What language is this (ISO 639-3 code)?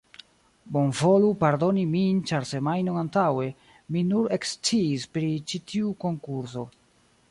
epo